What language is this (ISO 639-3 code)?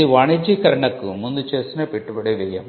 tel